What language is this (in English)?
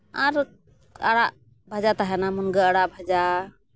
Santali